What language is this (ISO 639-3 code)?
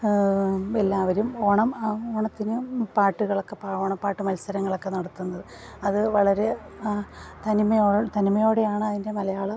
mal